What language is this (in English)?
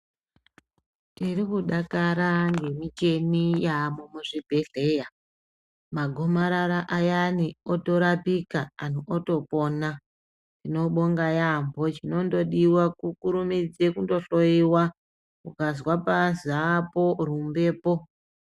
Ndau